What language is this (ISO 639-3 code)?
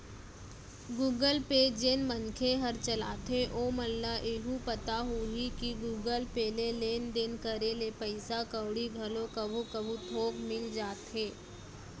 hne